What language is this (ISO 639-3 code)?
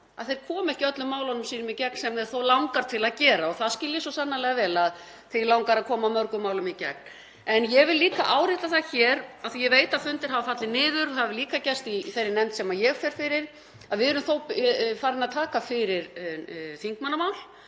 isl